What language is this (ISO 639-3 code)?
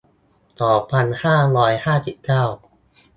tha